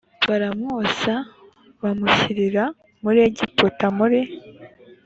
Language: Kinyarwanda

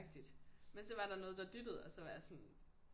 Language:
Danish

